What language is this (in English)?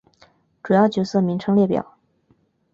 Chinese